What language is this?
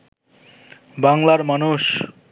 Bangla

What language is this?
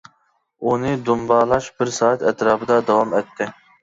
Uyghur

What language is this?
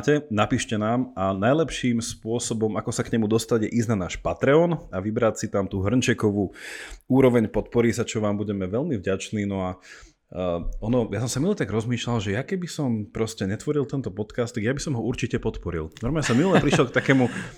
Slovak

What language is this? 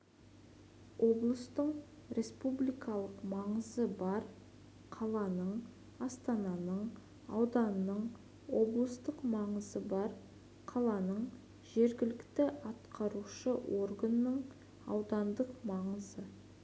Kazakh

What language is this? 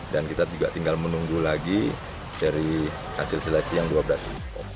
Indonesian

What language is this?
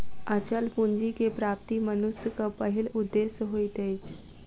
Maithili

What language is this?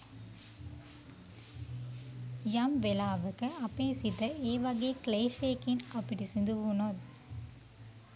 Sinhala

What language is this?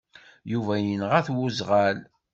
Kabyle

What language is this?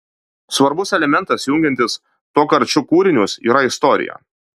Lithuanian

